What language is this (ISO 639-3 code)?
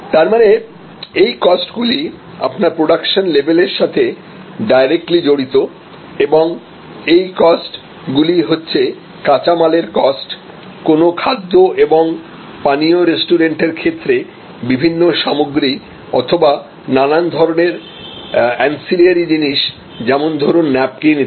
ben